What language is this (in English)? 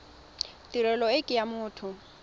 Tswana